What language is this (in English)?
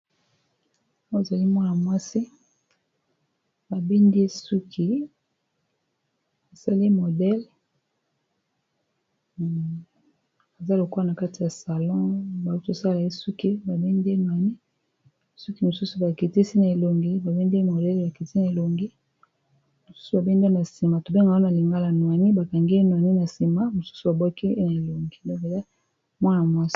Lingala